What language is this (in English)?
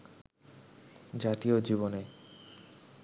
Bangla